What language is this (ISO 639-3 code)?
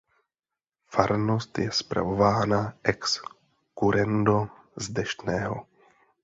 ces